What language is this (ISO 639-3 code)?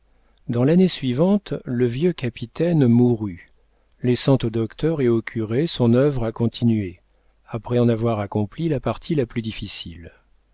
fra